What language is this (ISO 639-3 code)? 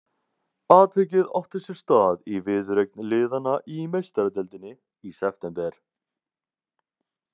isl